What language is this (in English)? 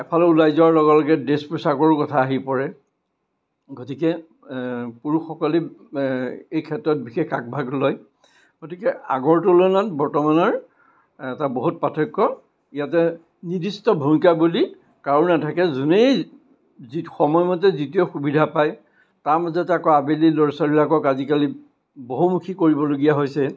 Assamese